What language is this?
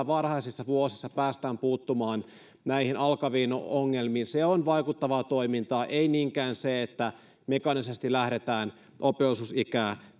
Finnish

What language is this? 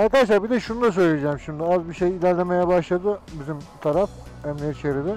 Turkish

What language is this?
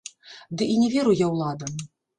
Belarusian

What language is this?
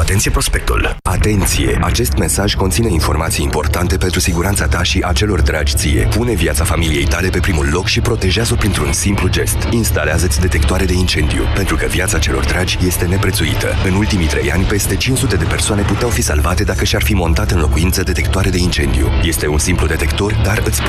Romanian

